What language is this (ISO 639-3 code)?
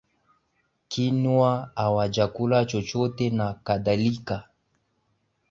swa